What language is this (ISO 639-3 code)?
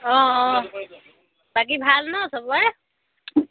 asm